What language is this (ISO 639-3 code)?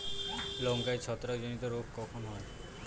ben